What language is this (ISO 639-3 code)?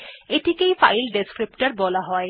ben